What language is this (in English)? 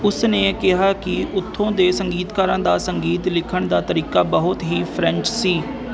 Punjabi